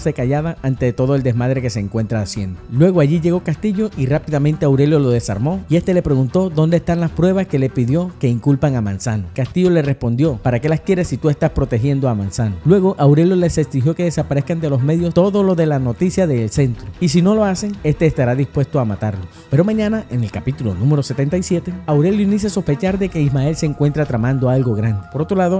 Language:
Spanish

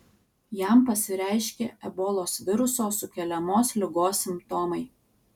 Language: Lithuanian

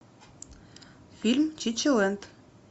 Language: Russian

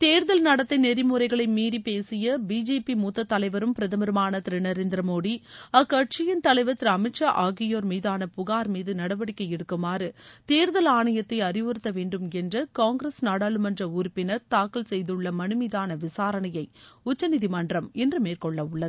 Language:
Tamil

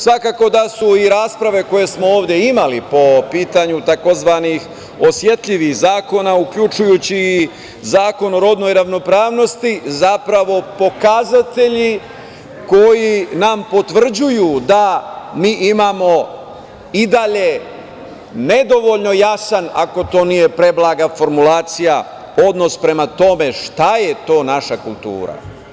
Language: Serbian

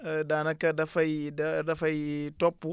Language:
Wolof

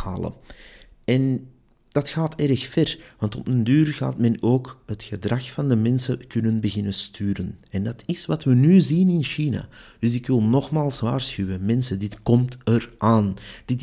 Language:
Dutch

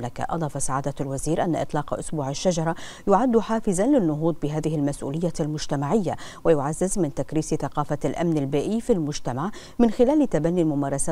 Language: Arabic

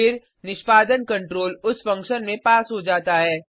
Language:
Hindi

